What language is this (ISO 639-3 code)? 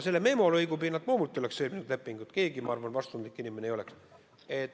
est